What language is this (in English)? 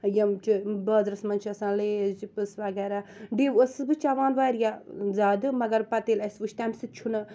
Kashmiri